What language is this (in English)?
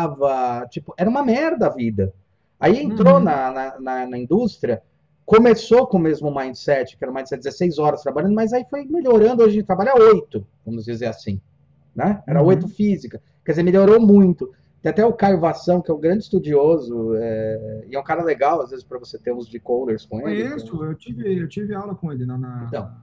Portuguese